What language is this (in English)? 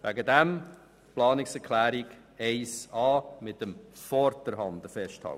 Swiss German